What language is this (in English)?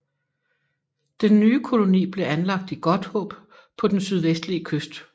Danish